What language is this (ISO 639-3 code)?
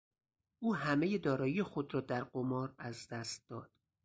fas